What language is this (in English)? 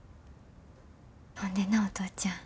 Japanese